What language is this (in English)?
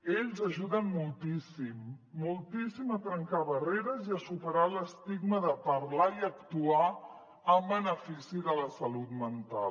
Catalan